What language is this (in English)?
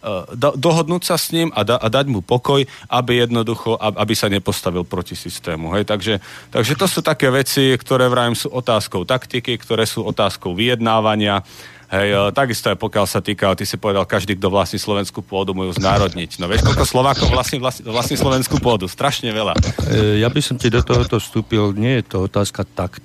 Slovak